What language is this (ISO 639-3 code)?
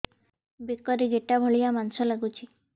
ori